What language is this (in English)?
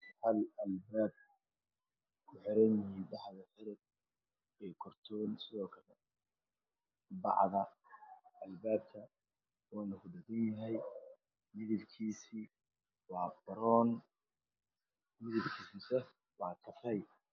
Somali